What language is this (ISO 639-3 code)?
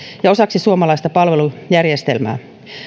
fin